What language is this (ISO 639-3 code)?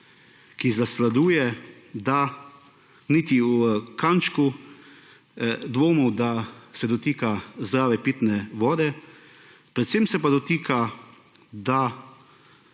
slv